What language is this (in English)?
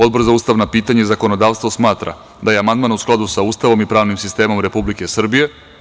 Serbian